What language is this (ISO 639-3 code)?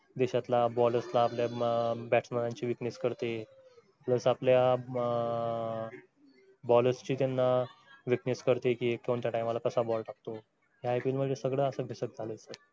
mar